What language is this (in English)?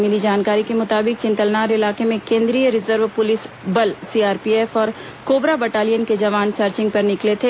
Hindi